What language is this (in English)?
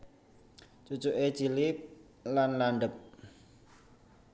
Javanese